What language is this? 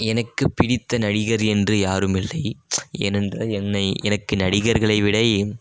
Tamil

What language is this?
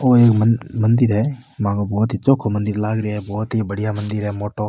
Rajasthani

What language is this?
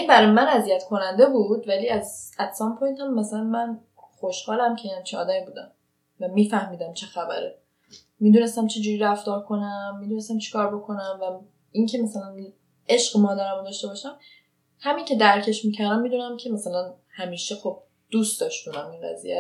Persian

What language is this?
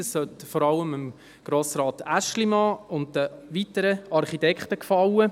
Swiss German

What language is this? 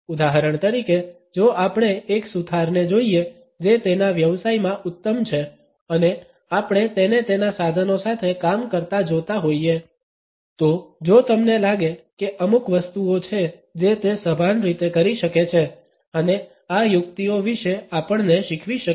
Gujarati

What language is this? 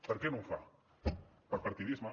Catalan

